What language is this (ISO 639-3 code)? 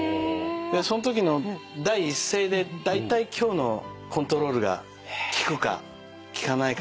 jpn